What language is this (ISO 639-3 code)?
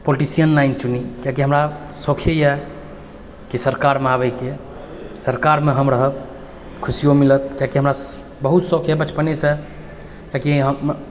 mai